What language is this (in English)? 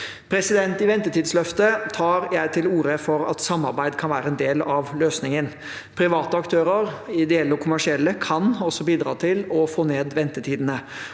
Norwegian